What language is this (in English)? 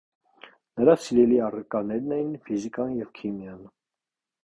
Armenian